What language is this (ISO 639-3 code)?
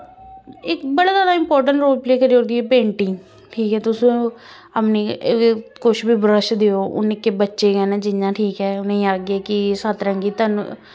doi